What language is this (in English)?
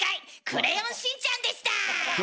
Japanese